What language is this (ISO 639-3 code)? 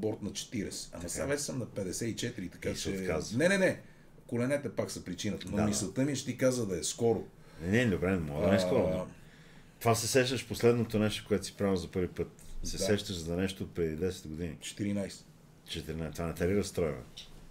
bul